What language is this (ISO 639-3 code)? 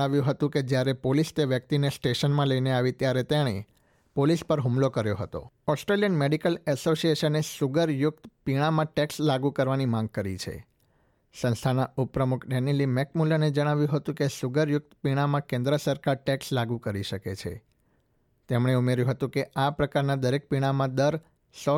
guj